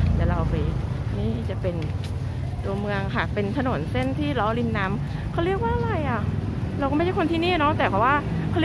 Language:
Thai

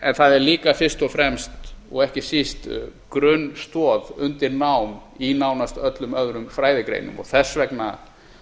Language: Icelandic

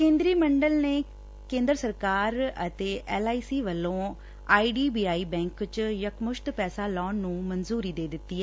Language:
Punjabi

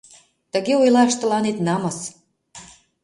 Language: Mari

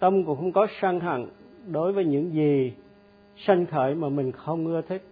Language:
Vietnamese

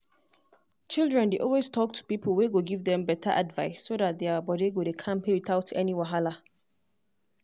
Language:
Nigerian Pidgin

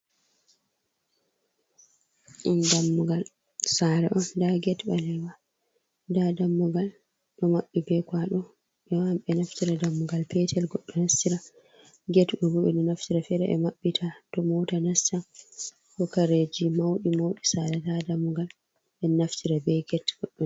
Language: Fula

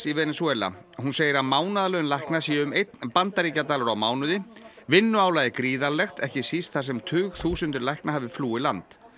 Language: Icelandic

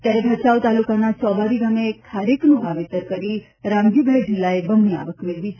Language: Gujarati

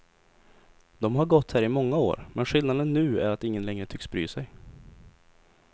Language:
Swedish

